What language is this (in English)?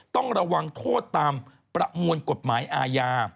Thai